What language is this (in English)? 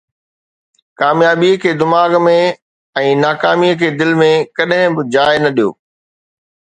Sindhi